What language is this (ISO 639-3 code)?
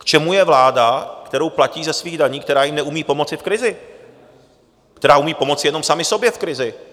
ces